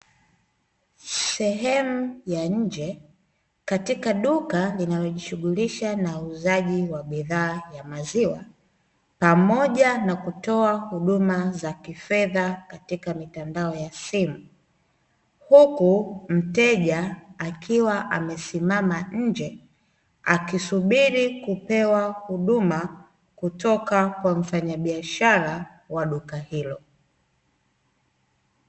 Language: Swahili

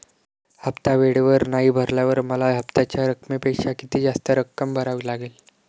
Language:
Marathi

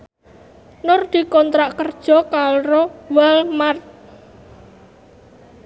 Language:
Javanese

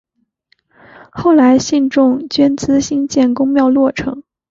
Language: Chinese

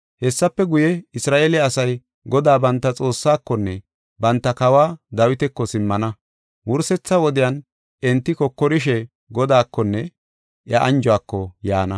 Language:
Gofa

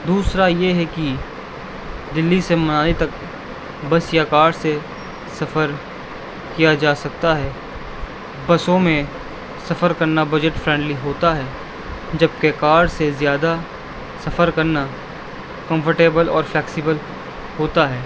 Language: Urdu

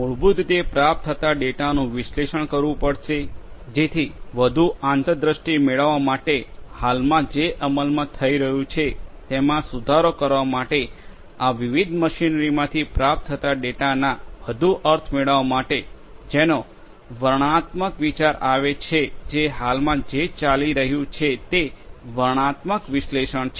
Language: Gujarati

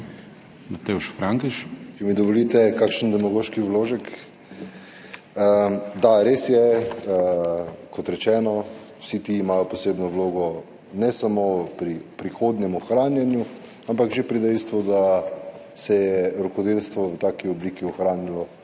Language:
Slovenian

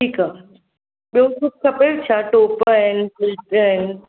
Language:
Sindhi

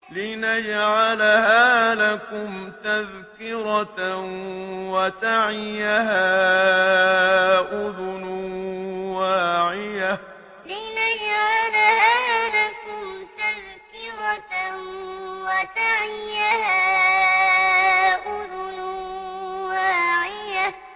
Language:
Arabic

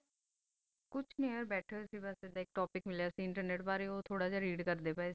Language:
Punjabi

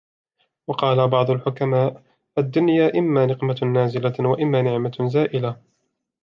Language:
Arabic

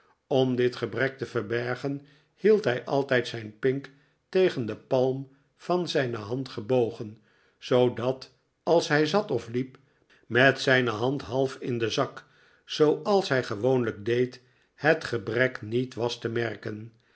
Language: Dutch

